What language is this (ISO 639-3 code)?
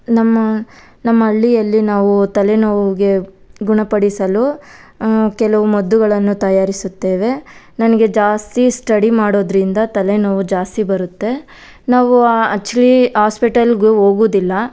kan